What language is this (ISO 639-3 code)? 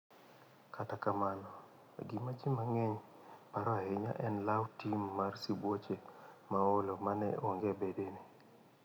luo